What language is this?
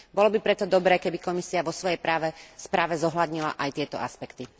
Slovak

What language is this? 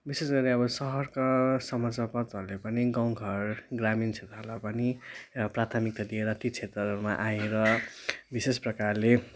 Nepali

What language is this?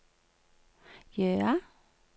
Norwegian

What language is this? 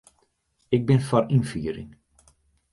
Western Frisian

